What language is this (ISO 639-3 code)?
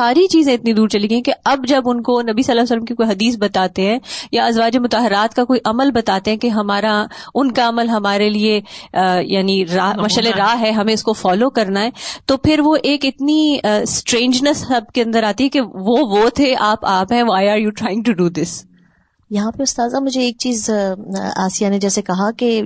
urd